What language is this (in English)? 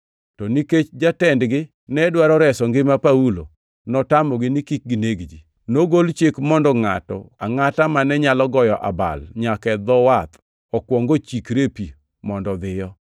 Luo (Kenya and Tanzania)